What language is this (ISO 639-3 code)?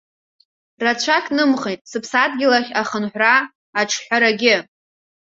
abk